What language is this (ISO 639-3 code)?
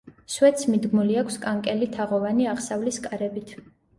kat